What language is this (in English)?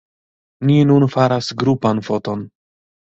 Esperanto